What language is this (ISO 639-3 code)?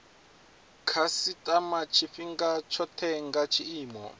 ven